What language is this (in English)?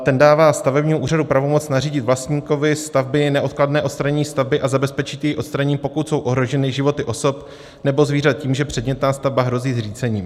Czech